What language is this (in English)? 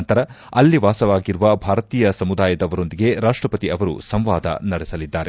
Kannada